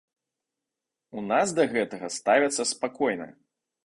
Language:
Belarusian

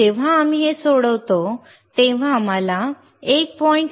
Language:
Marathi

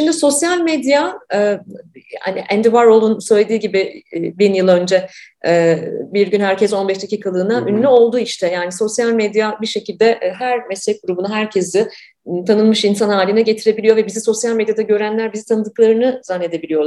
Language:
Turkish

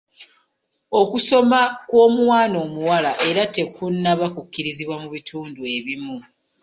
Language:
Ganda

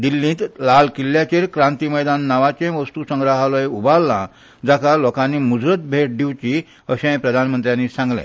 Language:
Konkani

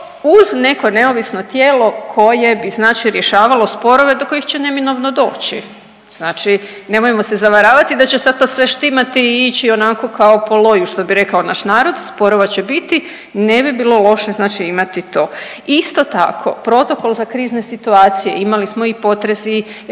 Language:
Croatian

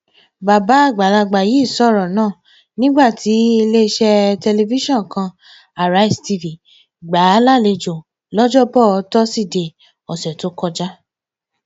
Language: Yoruba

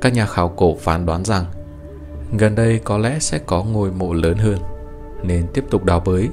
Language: Vietnamese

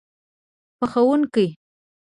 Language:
Pashto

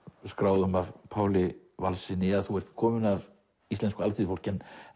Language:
Icelandic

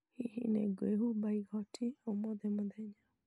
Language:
Kikuyu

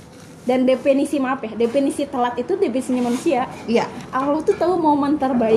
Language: Indonesian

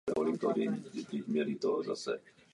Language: Czech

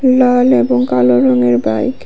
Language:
Bangla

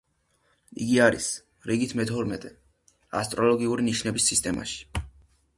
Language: Georgian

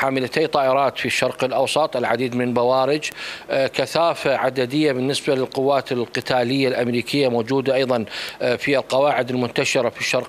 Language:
Arabic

